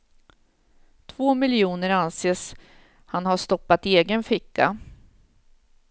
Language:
Swedish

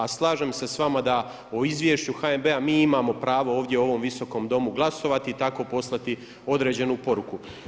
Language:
Croatian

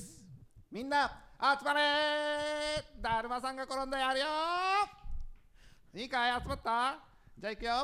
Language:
Japanese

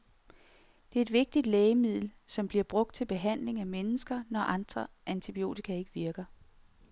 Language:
Danish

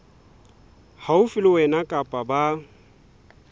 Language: Southern Sotho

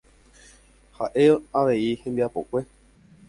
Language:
Guarani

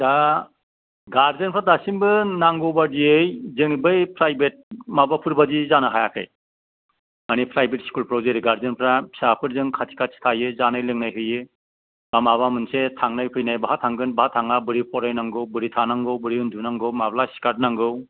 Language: Bodo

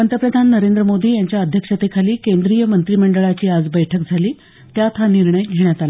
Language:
Marathi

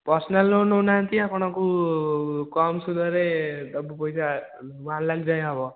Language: Odia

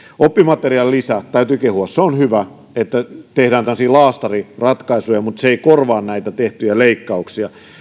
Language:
Finnish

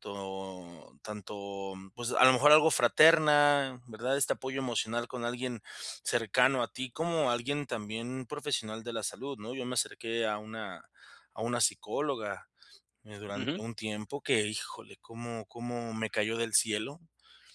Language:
Spanish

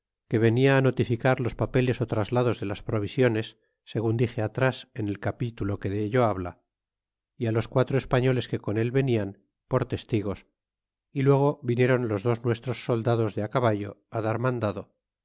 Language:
Spanish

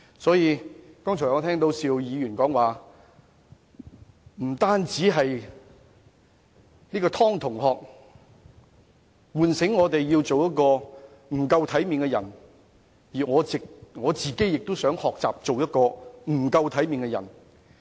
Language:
Cantonese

